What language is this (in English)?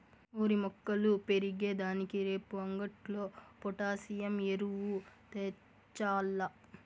Telugu